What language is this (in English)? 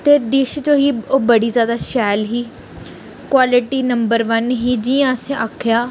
Dogri